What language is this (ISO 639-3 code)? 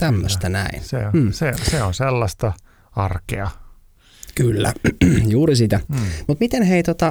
fin